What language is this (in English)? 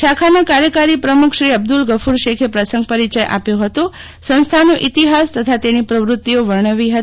Gujarati